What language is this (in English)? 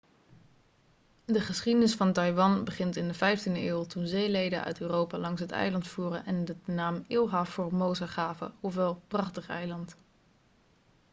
Dutch